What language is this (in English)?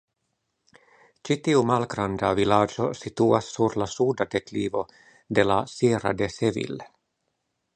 Esperanto